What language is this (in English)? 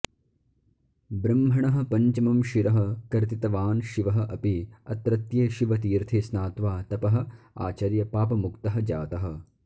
Sanskrit